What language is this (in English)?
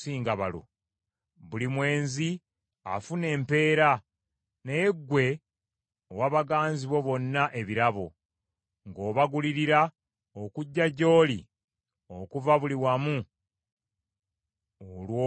Ganda